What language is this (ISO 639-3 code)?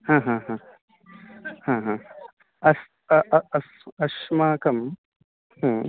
san